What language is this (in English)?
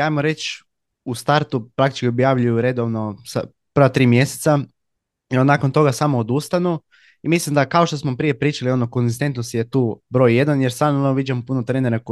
Croatian